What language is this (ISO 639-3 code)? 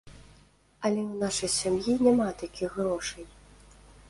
bel